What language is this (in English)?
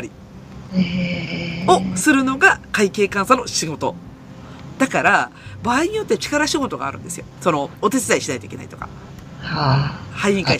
Japanese